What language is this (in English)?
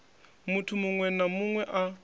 Venda